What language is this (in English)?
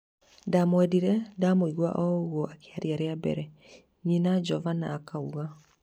Kikuyu